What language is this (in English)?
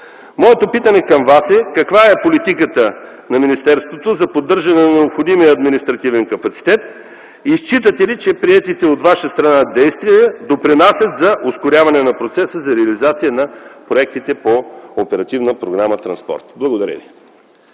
Bulgarian